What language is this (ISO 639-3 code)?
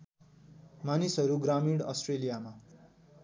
nep